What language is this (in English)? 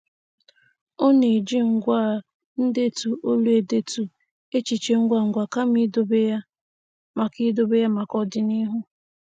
Igbo